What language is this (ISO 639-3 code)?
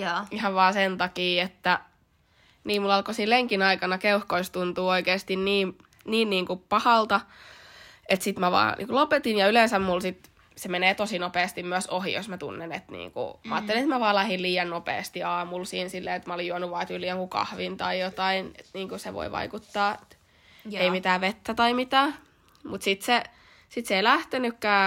fin